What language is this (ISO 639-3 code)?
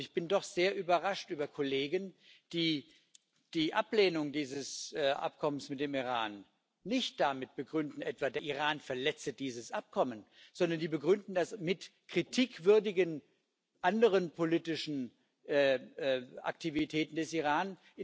deu